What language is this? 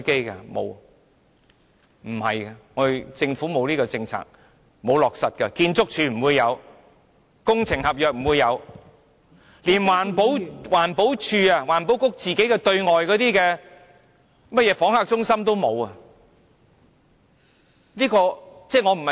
Cantonese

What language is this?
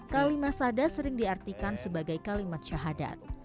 Indonesian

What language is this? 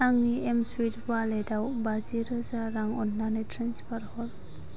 Bodo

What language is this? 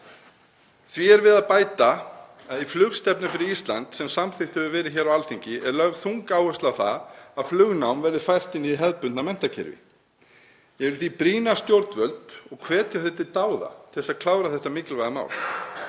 Icelandic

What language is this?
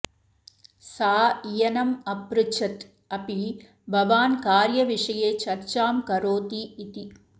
Sanskrit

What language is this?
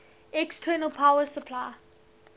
English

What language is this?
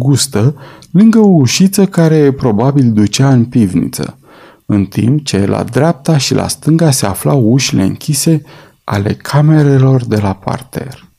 Romanian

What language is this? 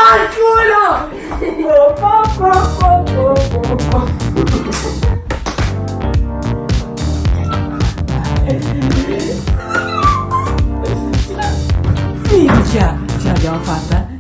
Italian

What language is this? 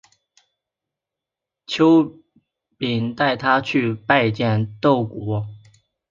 Chinese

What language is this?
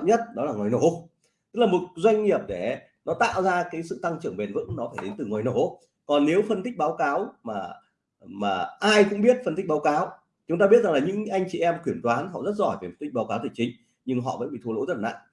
Vietnamese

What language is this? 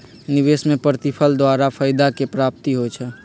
Magahi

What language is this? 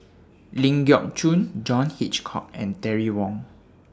English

